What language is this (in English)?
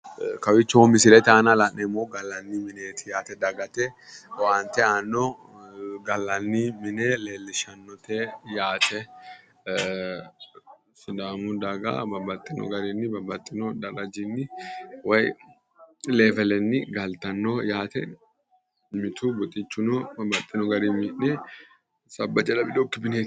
Sidamo